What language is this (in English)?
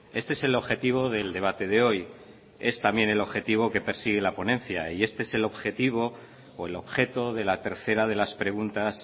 Spanish